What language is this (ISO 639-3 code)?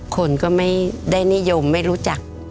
tha